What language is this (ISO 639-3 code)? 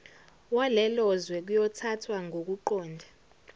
zul